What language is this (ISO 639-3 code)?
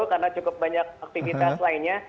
ind